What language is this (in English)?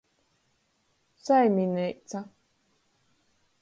Latgalian